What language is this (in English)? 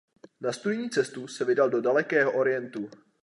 Czech